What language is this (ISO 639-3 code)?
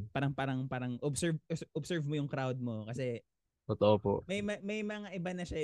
fil